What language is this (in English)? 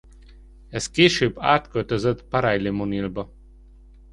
Hungarian